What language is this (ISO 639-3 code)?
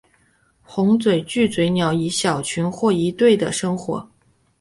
zho